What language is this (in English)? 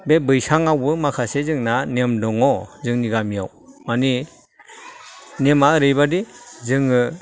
Bodo